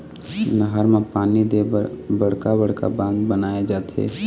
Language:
Chhattisgarhi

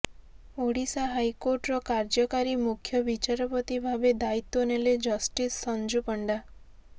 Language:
Odia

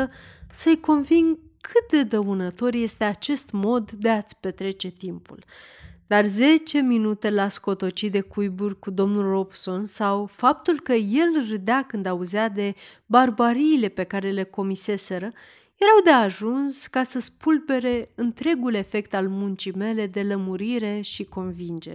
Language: Romanian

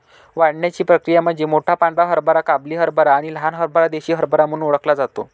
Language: Marathi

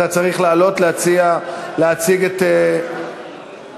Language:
Hebrew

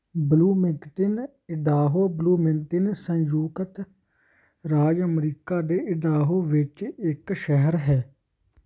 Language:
Punjabi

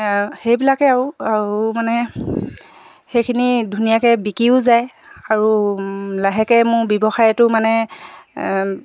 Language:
Assamese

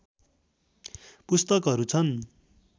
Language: Nepali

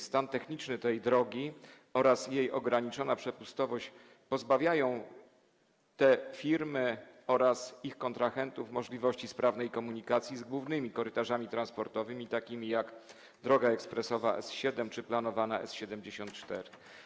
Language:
Polish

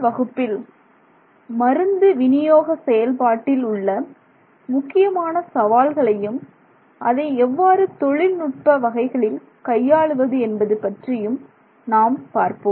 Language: Tamil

